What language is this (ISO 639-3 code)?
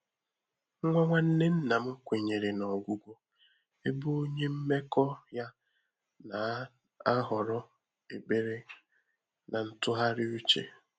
ibo